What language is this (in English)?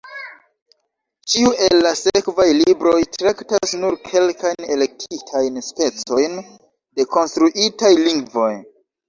Esperanto